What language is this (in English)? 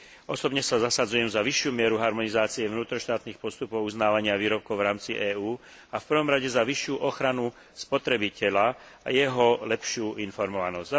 Slovak